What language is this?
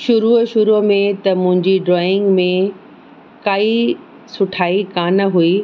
Sindhi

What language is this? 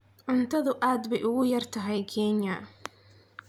Somali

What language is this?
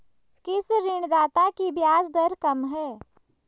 Hindi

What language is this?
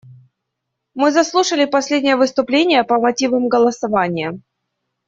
Russian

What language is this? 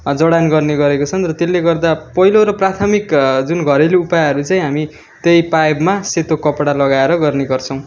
Nepali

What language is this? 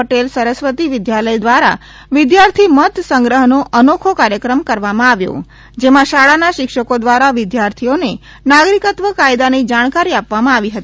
Gujarati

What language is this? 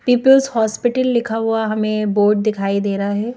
Hindi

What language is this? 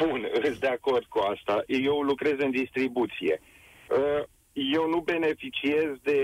Romanian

